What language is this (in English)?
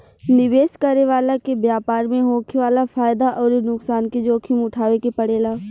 Bhojpuri